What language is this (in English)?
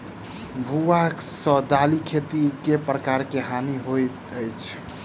Maithili